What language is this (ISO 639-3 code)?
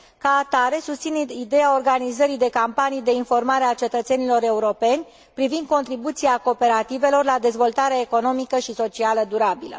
ron